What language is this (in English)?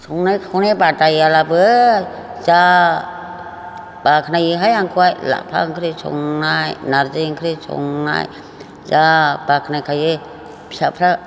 Bodo